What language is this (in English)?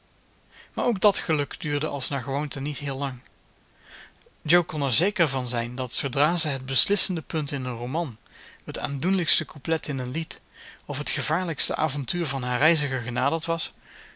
Dutch